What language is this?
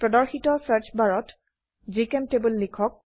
Assamese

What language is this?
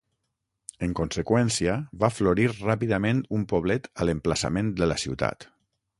Catalan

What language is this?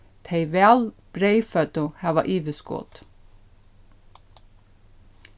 Faroese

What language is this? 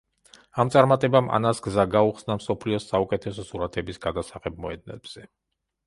Georgian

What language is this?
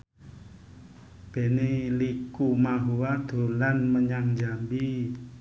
Javanese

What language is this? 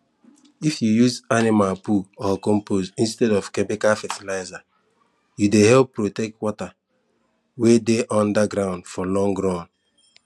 Nigerian Pidgin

